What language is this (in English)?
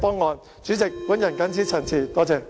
Cantonese